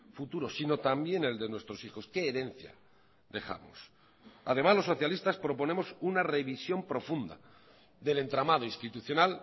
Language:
Spanish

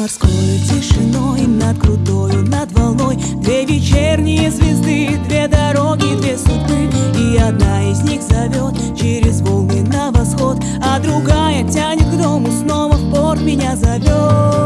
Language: Russian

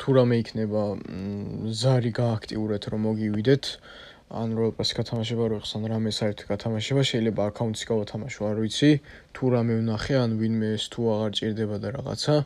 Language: Romanian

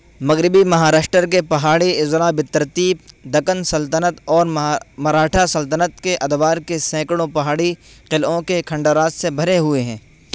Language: Urdu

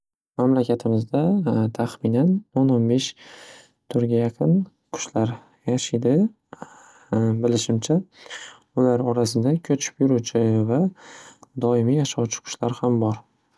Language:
Uzbek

